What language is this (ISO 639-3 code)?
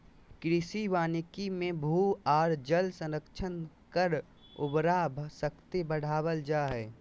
mag